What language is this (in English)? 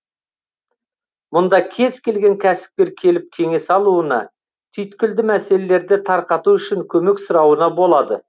Kazakh